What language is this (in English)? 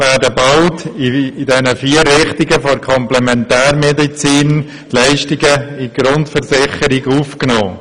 Swiss German